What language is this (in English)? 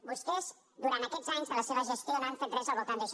Catalan